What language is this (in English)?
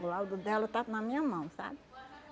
Portuguese